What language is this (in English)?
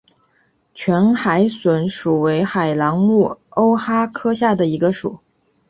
Chinese